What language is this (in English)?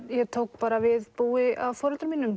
Icelandic